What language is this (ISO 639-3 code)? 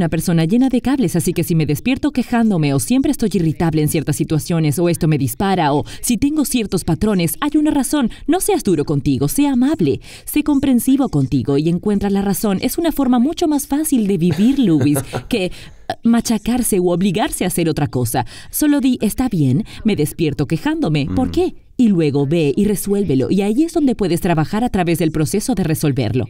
spa